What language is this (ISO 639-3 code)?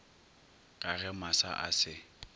nso